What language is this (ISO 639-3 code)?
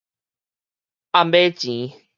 nan